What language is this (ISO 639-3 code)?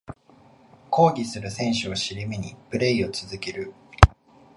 jpn